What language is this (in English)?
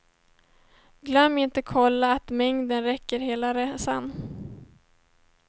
Swedish